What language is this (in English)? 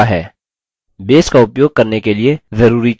Hindi